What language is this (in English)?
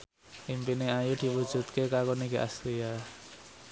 Javanese